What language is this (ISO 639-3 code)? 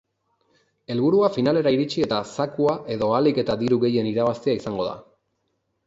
eus